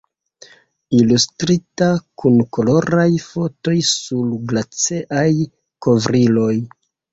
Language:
Esperanto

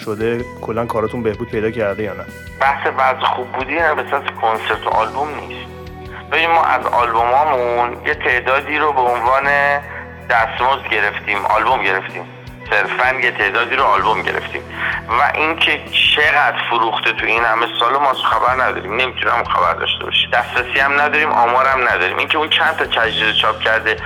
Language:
Persian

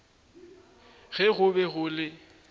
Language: Northern Sotho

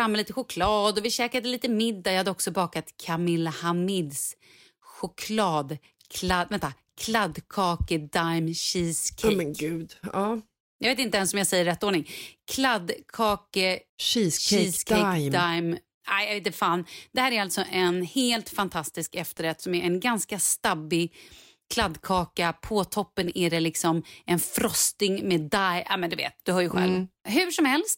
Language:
Swedish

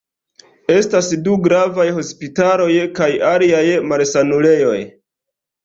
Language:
Esperanto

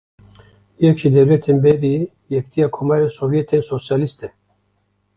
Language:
Kurdish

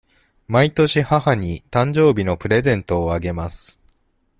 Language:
Japanese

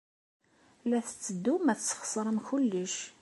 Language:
Kabyle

